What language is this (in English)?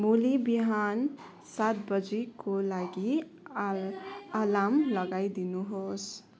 Nepali